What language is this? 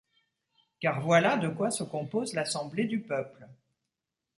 French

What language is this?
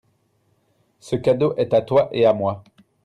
French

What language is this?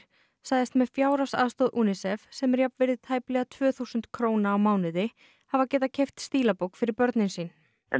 Icelandic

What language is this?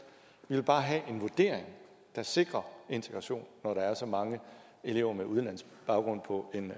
Danish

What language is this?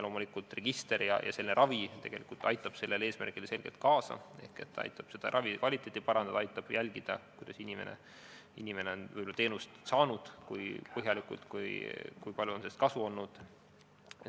Estonian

